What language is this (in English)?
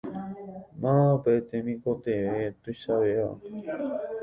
Guarani